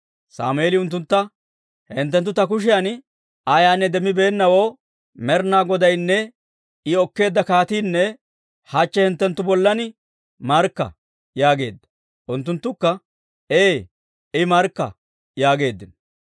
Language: Dawro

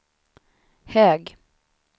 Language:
Swedish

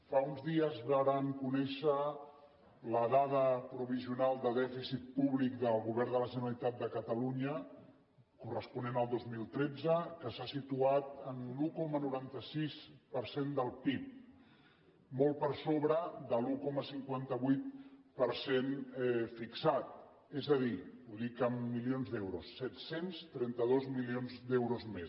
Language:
Catalan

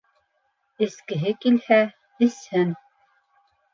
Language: Bashkir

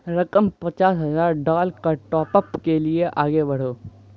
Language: Urdu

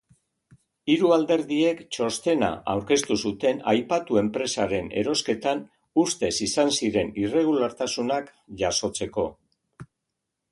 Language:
Basque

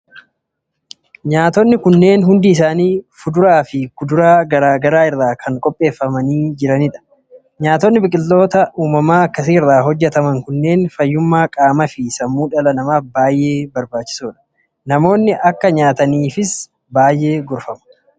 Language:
Oromo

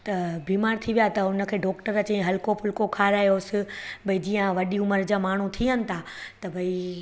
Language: Sindhi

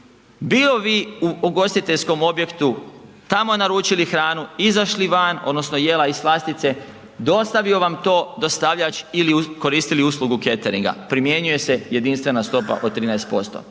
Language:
Croatian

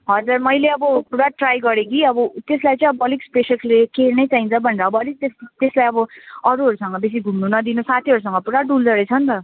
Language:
Nepali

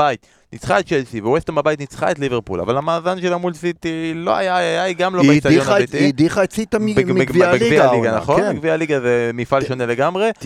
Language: Hebrew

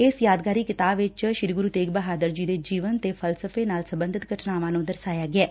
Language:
Punjabi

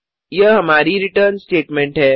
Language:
Hindi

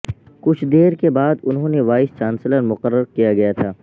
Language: Urdu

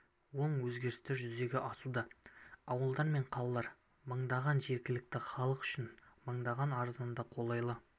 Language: Kazakh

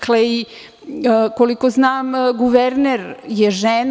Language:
Serbian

